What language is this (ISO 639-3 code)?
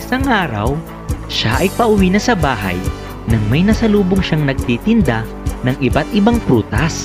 fil